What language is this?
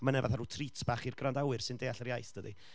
Welsh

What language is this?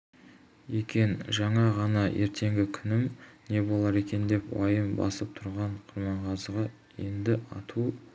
Kazakh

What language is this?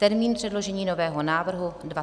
Czech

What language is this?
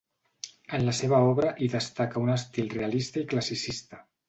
Catalan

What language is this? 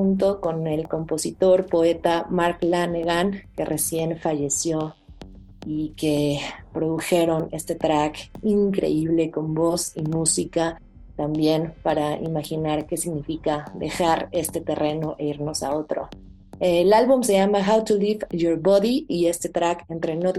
Spanish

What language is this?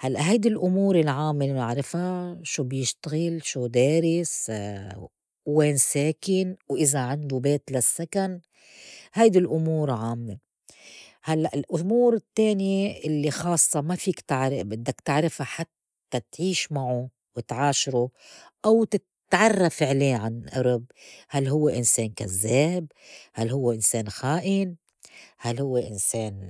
North Levantine Arabic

